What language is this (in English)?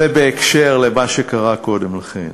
Hebrew